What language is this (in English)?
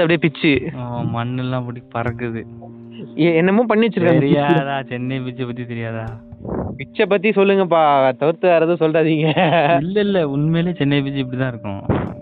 Tamil